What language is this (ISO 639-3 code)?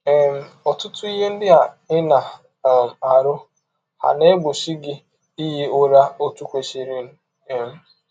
ibo